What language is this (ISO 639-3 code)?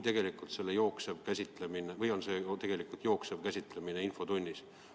est